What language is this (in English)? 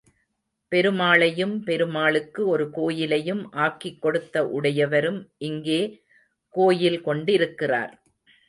Tamil